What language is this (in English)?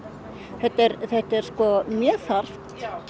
Icelandic